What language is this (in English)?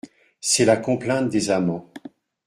French